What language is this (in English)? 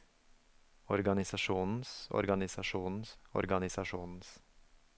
Norwegian